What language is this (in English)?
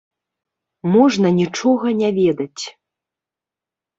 Belarusian